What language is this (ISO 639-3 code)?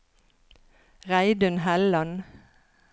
nor